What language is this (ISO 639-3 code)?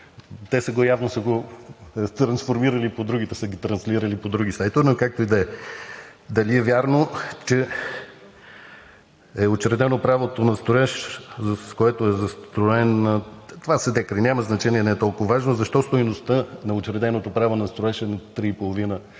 bul